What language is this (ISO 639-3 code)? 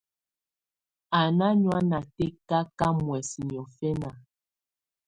tvu